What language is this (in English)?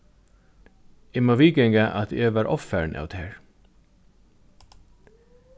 Faroese